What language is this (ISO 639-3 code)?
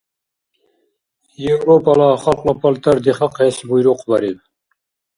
dar